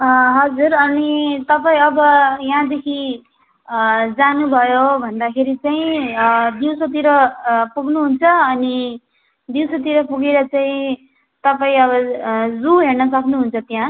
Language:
Nepali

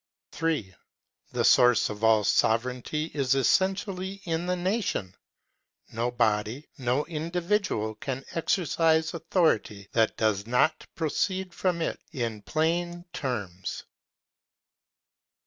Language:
English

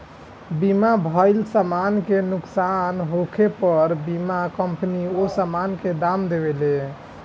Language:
Bhojpuri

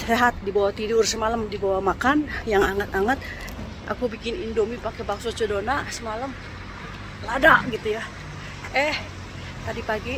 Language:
Indonesian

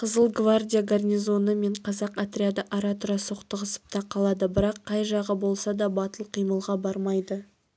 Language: Kazakh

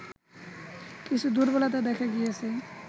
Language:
Bangla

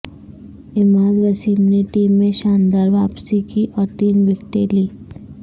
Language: Urdu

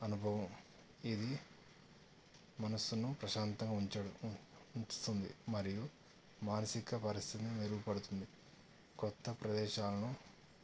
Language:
Telugu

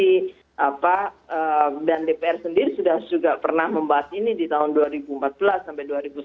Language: Indonesian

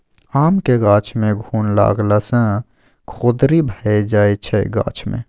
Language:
Maithili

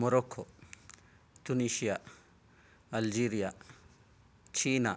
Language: Sanskrit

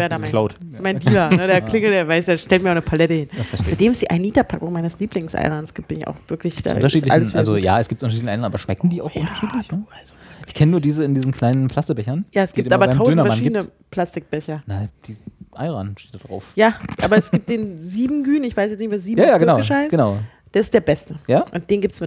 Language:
German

